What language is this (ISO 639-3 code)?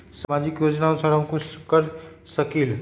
mag